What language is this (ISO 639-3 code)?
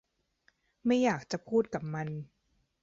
tha